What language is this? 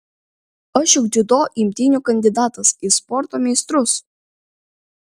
Lithuanian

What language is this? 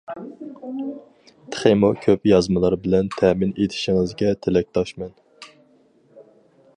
Uyghur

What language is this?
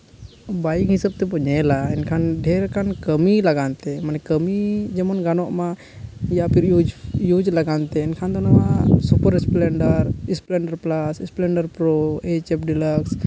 Santali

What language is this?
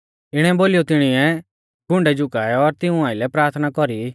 Mahasu Pahari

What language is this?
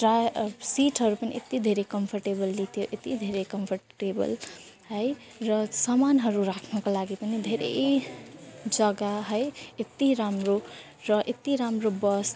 Nepali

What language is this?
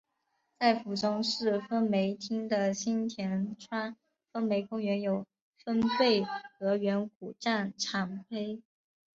Chinese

